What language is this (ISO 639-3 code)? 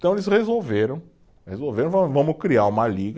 por